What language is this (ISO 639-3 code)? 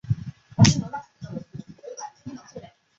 zho